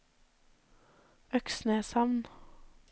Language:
Norwegian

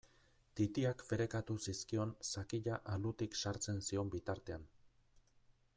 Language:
Basque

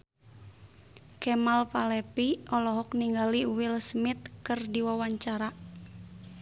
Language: Sundanese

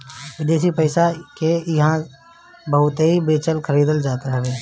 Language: Bhojpuri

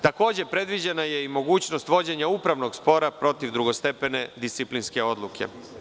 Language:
Serbian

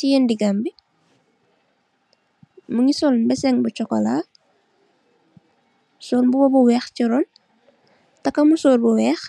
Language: Wolof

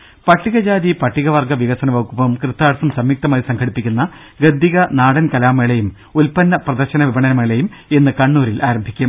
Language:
Malayalam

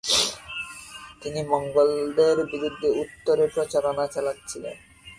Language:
Bangla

